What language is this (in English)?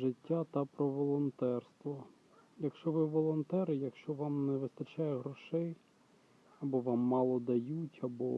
Ukrainian